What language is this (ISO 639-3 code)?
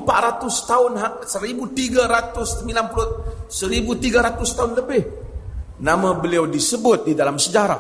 msa